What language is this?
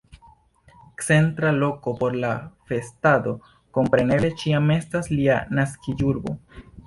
Esperanto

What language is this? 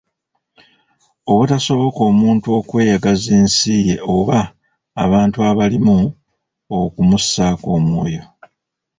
Ganda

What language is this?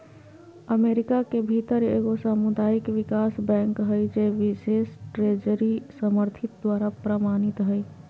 Magahi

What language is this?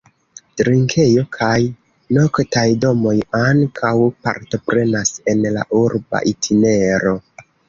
Esperanto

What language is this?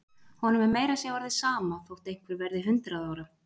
Icelandic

